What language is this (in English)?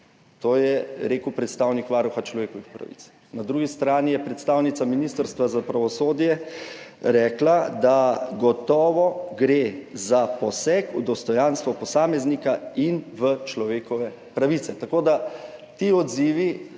Slovenian